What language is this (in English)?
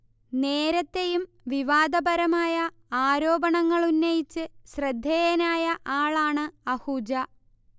Malayalam